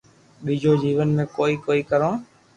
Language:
Loarki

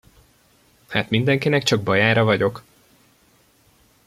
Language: Hungarian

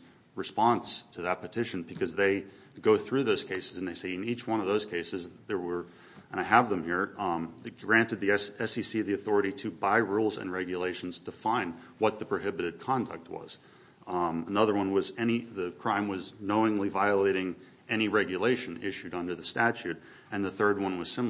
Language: English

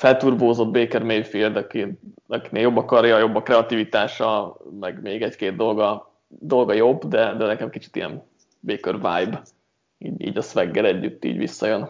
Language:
Hungarian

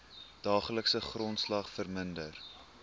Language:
Afrikaans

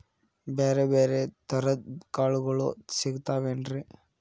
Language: Kannada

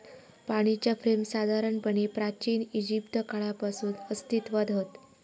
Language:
Marathi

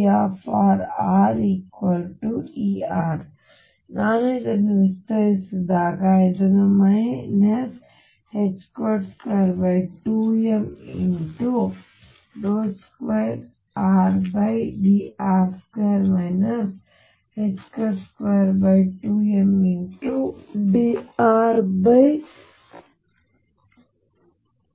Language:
Kannada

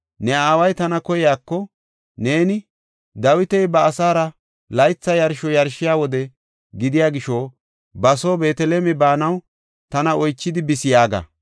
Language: Gofa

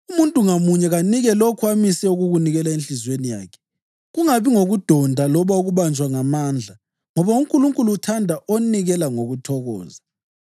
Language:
North Ndebele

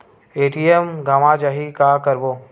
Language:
Chhattisgarhi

